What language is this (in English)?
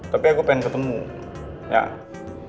Indonesian